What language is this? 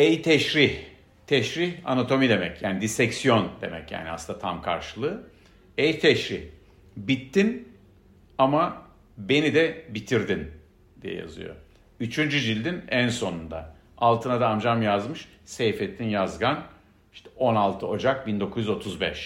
Turkish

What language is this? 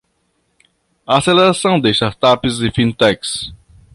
Portuguese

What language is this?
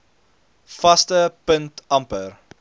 Afrikaans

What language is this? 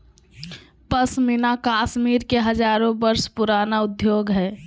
Magahi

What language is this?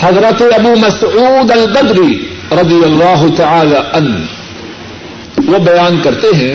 Urdu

